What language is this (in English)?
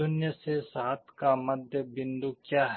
Hindi